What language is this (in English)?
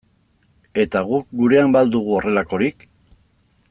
Basque